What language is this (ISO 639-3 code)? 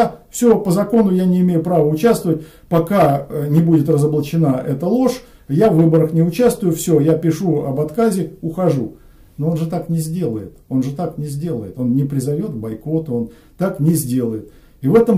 rus